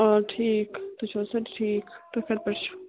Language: Kashmiri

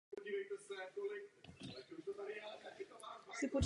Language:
Czech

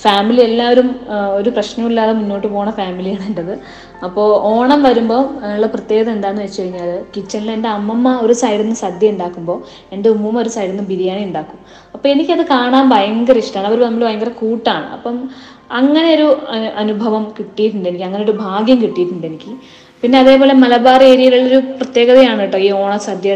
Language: Malayalam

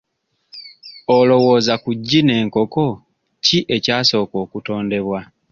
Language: Ganda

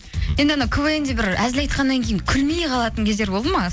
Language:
Kazakh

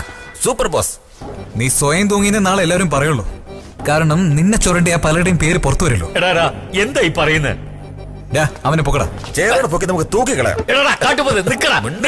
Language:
Malayalam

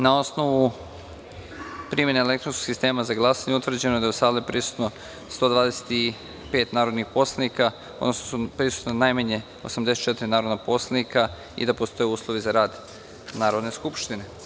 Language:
Serbian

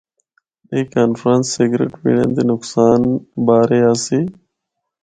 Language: Northern Hindko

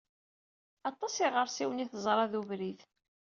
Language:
Kabyle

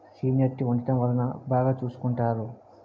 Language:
Telugu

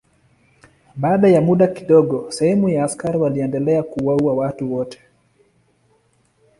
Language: Swahili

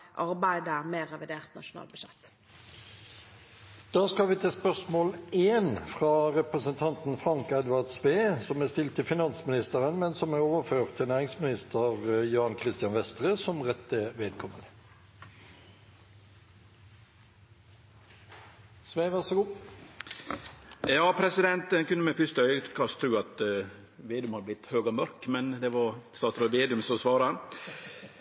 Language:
Norwegian Nynorsk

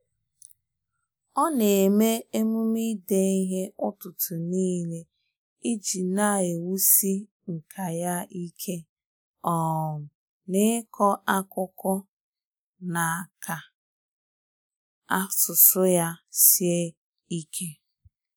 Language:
Igbo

